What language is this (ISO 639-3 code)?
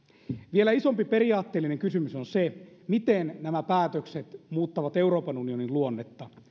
fin